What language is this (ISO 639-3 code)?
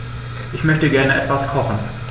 deu